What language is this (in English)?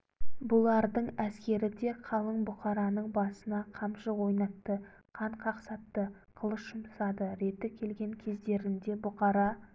Kazakh